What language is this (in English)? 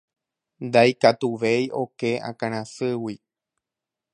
Guarani